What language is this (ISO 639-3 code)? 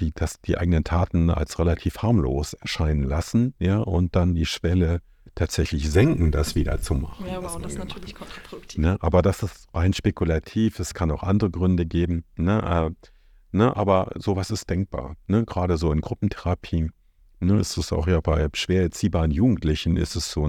deu